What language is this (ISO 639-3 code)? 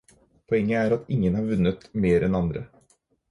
nob